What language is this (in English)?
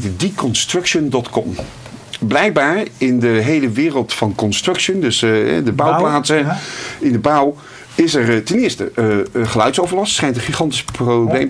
Dutch